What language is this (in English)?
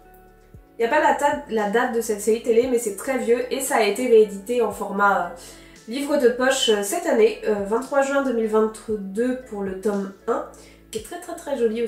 French